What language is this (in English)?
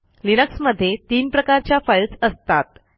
Marathi